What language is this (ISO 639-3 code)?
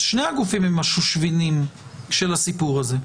heb